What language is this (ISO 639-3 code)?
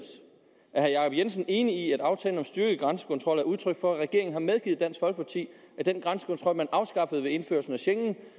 dan